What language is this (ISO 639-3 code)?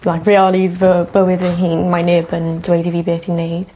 cym